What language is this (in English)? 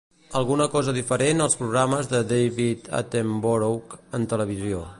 Catalan